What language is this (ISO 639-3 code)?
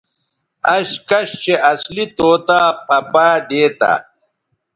btv